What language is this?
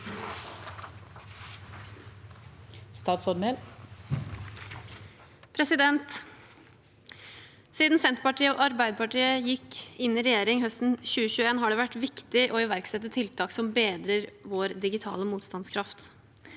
Norwegian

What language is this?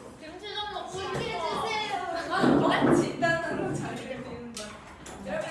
Korean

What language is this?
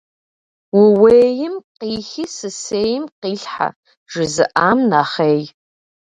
Kabardian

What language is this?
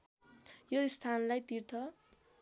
Nepali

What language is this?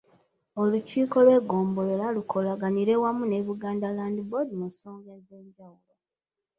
Ganda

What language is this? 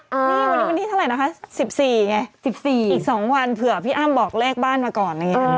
Thai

